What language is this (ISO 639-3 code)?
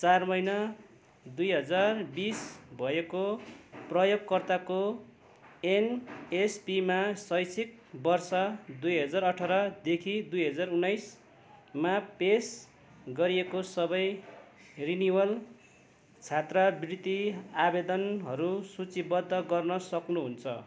nep